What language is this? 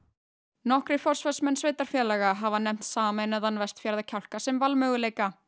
Icelandic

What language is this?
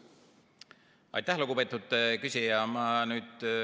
Estonian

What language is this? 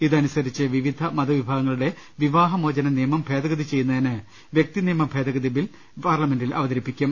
Malayalam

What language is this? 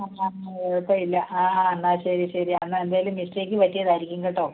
Malayalam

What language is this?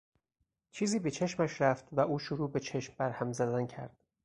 Persian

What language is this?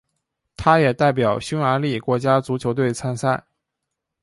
Chinese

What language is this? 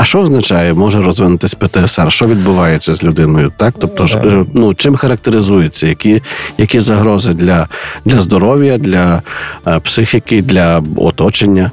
Ukrainian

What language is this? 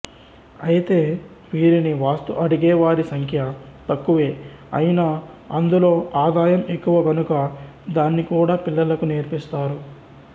Telugu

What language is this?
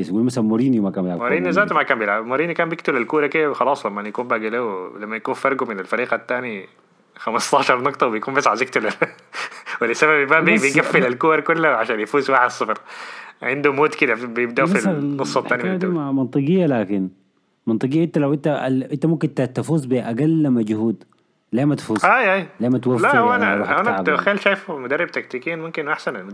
Arabic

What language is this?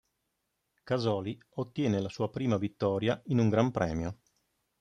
Italian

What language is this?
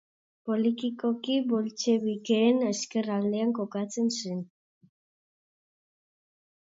Basque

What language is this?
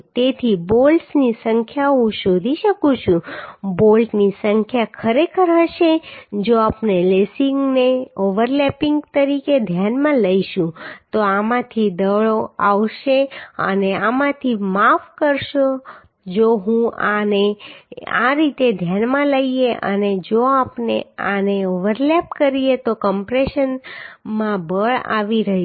Gujarati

